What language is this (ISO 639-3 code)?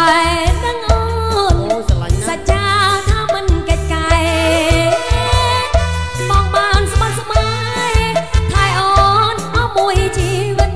tha